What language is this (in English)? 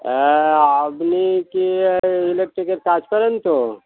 Bangla